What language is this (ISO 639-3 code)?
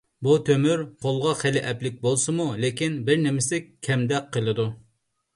uig